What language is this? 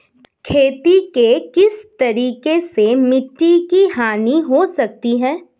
Hindi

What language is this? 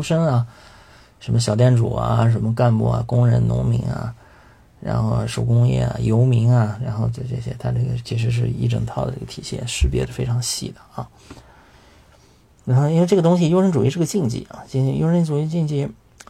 Chinese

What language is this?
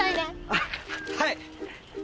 Japanese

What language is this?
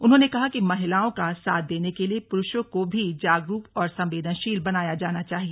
Hindi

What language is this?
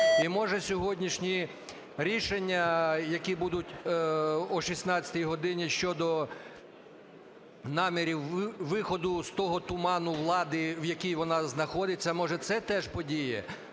Ukrainian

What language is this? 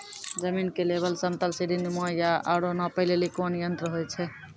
Maithili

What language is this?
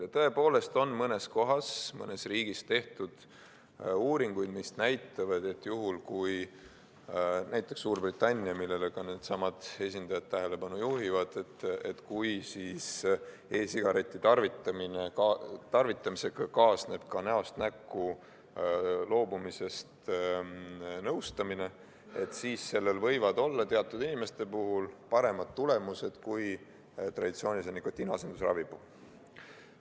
Estonian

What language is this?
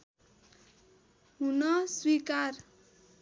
Nepali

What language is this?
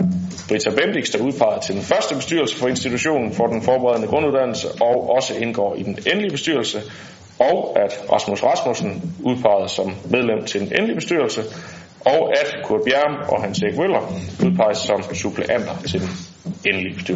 Danish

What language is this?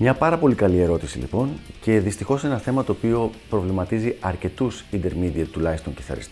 Greek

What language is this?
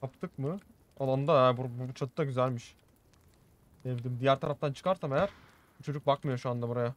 Turkish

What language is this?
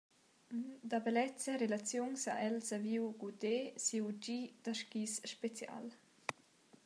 Romansh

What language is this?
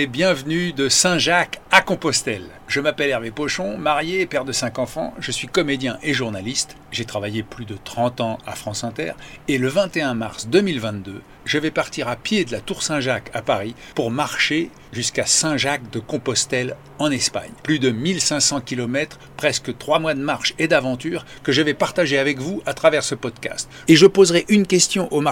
French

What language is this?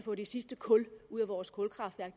Danish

